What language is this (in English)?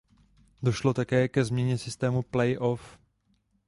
Czech